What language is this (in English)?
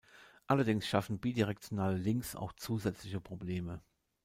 German